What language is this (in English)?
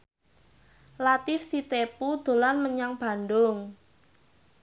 Javanese